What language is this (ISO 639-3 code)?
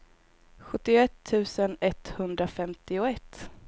swe